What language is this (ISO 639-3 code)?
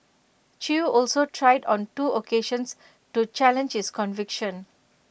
eng